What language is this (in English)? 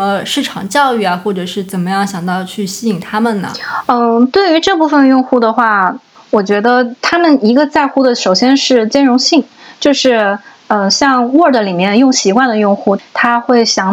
Chinese